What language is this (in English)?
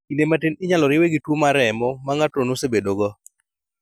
Luo (Kenya and Tanzania)